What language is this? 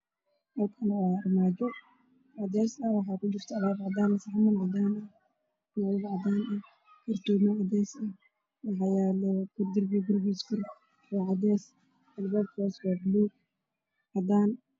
Somali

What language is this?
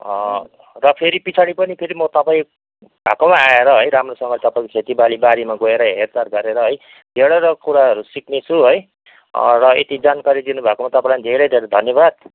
Nepali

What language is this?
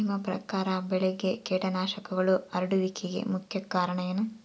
Kannada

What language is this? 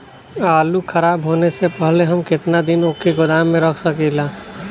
Bhojpuri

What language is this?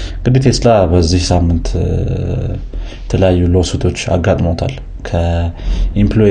Amharic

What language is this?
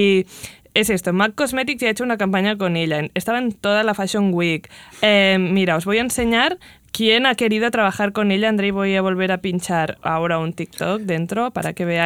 Spanish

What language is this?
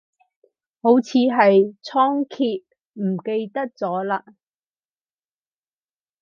Cantonese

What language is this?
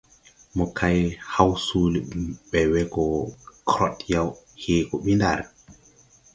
Tupuri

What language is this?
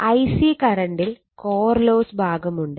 Malayalam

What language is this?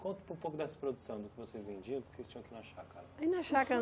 Portuguese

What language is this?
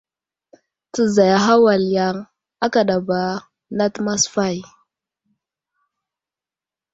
Wuzlam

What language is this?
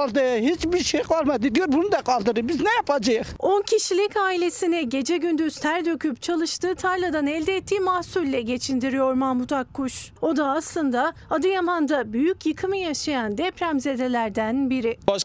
Turkish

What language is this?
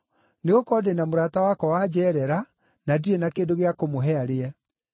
Kikuyu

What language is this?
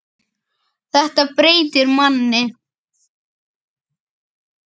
Icelandic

